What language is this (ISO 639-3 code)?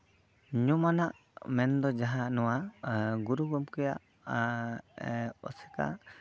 sat